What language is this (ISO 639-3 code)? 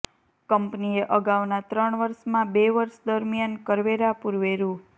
guj